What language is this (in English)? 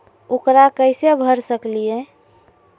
Magahi